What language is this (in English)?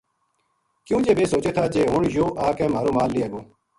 Gujari